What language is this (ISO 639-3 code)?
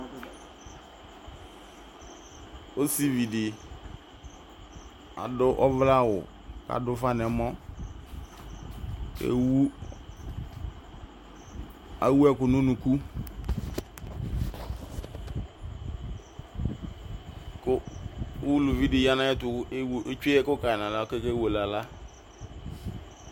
kpo